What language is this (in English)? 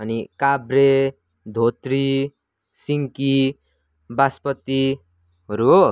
Nepali